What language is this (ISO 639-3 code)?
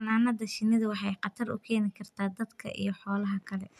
som